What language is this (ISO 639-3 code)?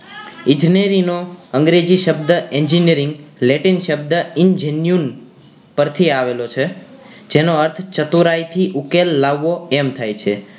guj